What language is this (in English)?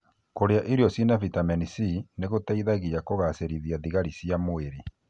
Kikuyu